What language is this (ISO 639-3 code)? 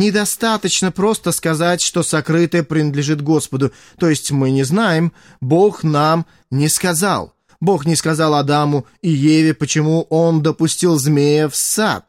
rus